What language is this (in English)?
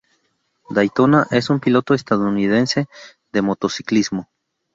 Spanish